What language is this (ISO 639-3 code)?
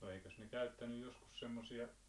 fin